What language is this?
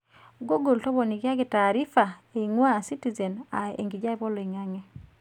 Masai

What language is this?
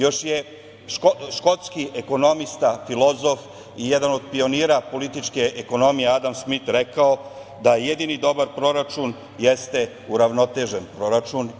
Serbian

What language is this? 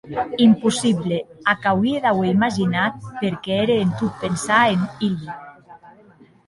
Occitan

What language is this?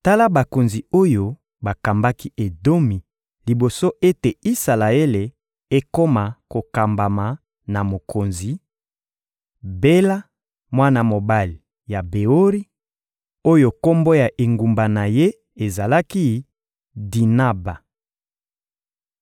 Lingala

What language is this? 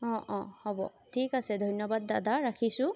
Assamese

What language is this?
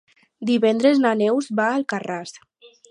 Catalan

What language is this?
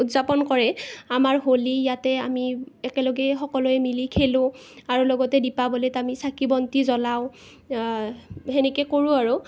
Assamese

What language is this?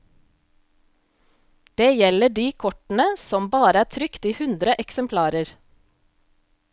Norwegian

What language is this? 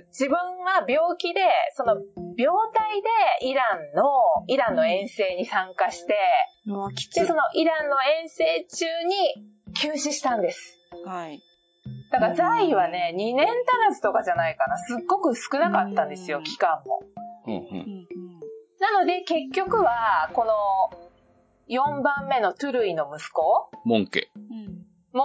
Japanese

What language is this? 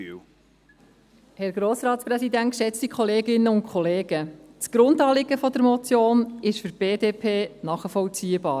Swiss German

